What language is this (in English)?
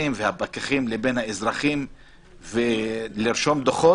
Hebrew